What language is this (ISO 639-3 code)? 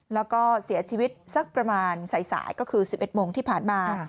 tha